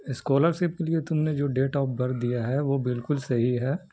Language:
Urdu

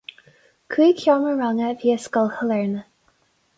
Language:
Irish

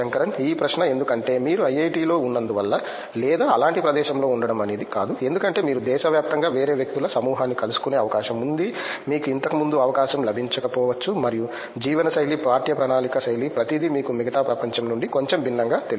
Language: Telugu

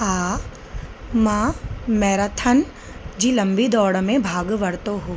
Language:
Sindhi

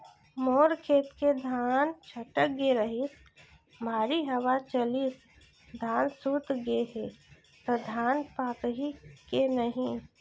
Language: Chhattisgarhi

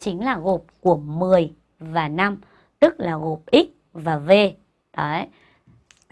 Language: Vietnamese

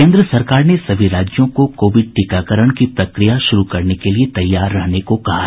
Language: Hindi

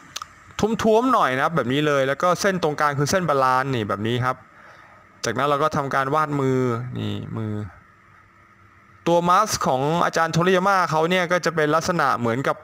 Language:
Thai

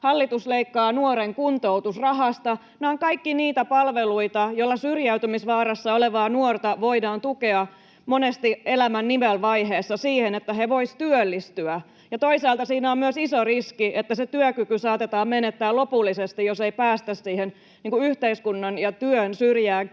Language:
Finnish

